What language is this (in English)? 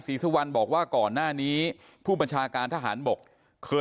Thai